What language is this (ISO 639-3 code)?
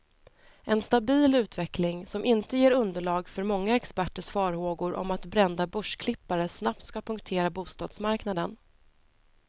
swe